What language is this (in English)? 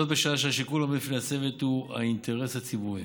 Hebrew